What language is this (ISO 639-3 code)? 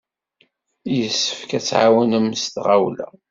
kab